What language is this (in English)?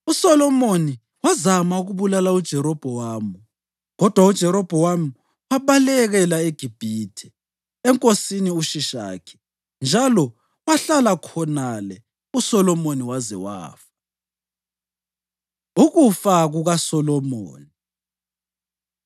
North Ndebele